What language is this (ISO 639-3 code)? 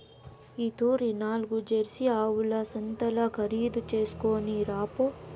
tel